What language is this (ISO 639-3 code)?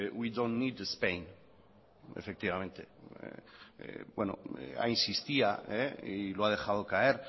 spa